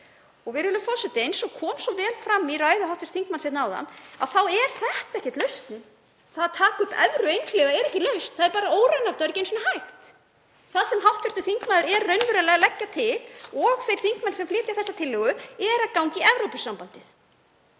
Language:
Icelandic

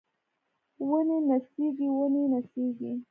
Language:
Pashto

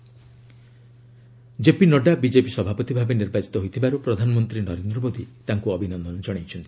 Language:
Odia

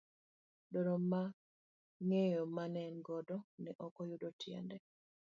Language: Luo (Kenya and Tanzania)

